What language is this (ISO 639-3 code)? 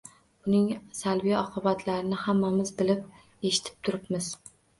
uzb